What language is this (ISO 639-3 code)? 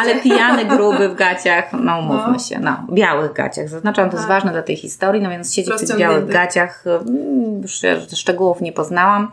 pol